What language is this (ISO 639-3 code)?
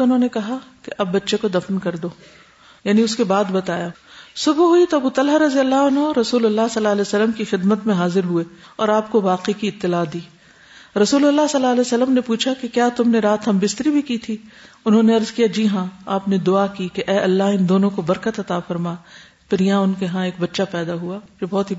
urd